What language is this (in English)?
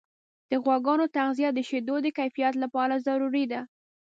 Pashto